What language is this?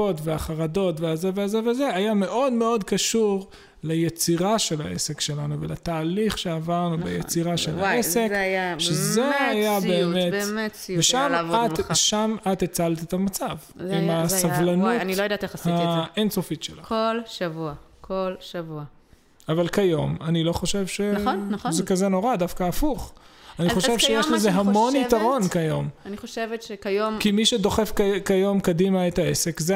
Hebrew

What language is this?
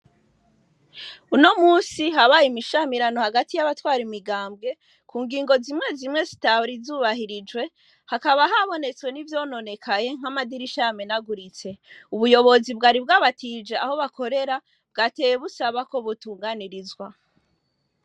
Rundi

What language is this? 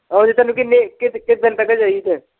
Punjabi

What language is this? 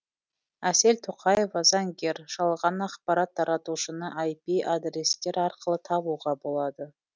Kazakh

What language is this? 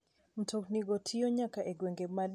Luo (Kenya and Tanzania)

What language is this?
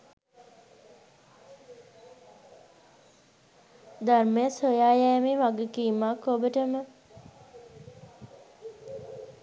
Sinhala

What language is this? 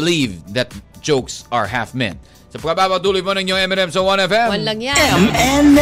Filipino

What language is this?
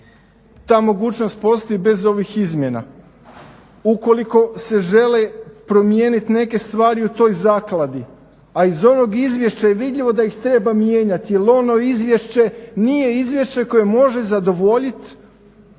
Croatian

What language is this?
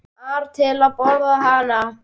Icelandic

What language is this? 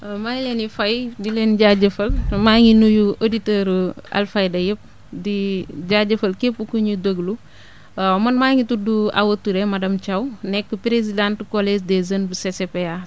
Wolof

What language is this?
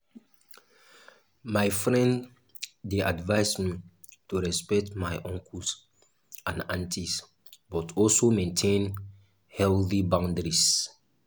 Nigerian Pidgin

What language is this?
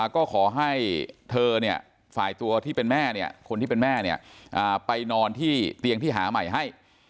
Thai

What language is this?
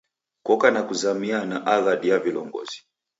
Taita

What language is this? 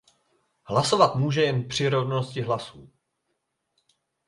Czech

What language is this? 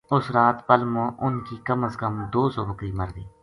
Gujari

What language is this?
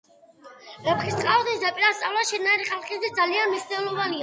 Georgian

